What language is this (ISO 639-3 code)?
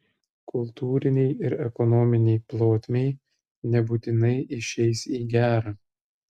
lit